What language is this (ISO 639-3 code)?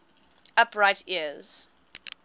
eng